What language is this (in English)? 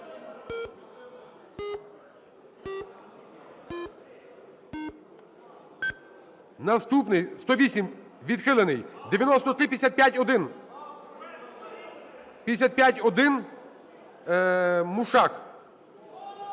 Ukrainian